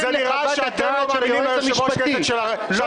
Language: Hebrew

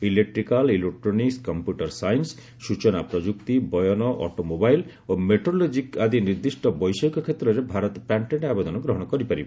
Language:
Odia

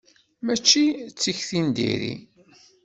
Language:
Kabyle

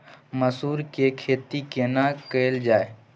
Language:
Maithili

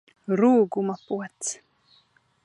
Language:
Latvian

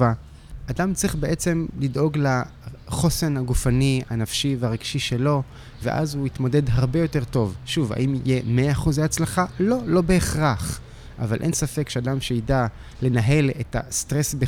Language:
Hebrew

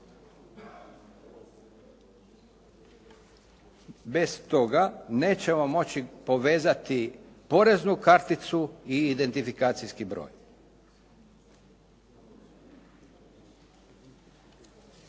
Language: Croatian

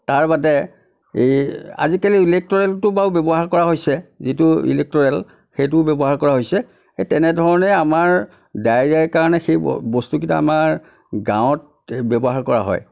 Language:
Assamese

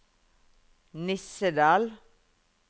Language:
Norwegian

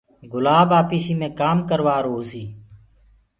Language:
Gurgula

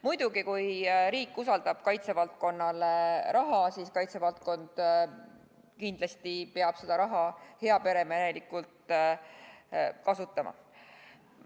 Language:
Estonian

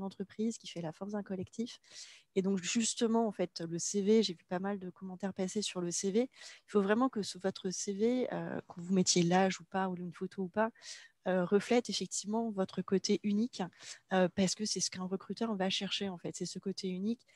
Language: French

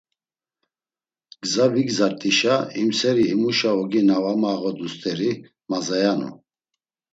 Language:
Laz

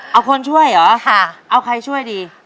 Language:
Thai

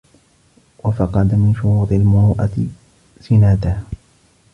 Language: Arabic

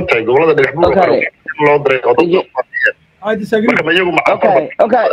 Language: Arabic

